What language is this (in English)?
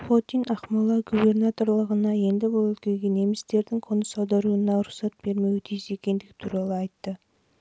Kazakh